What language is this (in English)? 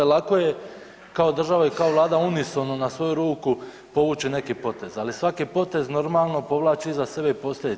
Croatian